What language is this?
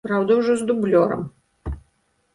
Belarusian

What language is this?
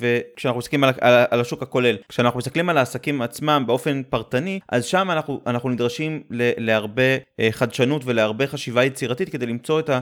Hebrew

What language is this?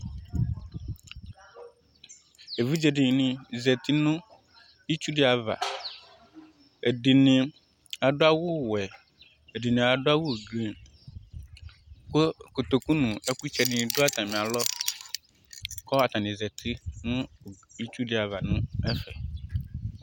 Ikposo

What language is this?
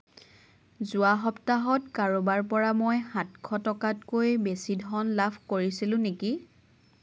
Assamese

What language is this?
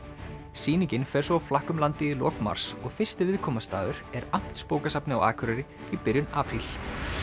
Icelandic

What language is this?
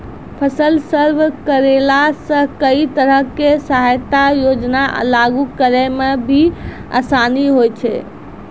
Maithili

